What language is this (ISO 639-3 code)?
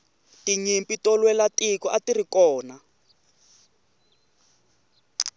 tso